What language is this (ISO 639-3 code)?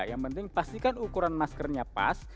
ind